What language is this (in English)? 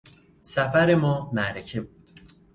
Persian